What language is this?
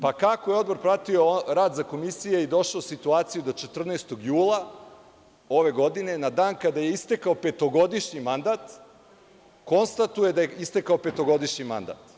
Serbian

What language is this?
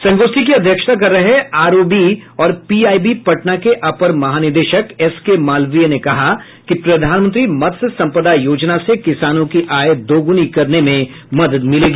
Hindi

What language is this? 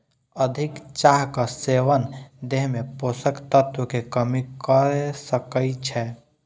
Maithili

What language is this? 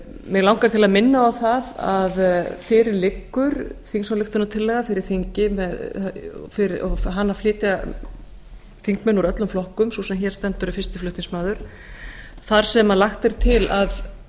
Icelandic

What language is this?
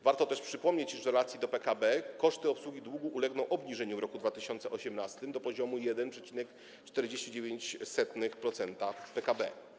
Polish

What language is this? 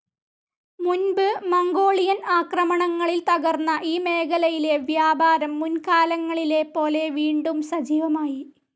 Malayalam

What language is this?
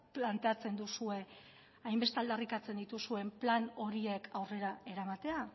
Basque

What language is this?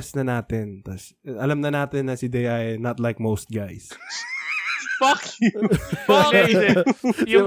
Filipino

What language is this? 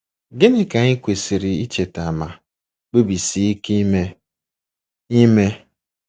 Igbo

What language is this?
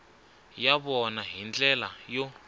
Tsonga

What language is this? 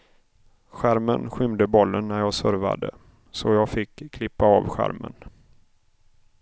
Swedish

